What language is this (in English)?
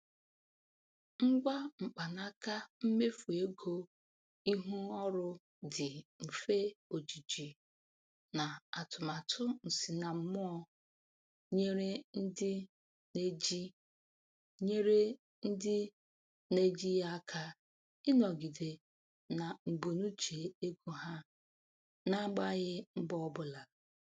Igbo